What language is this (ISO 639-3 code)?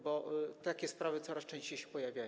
pol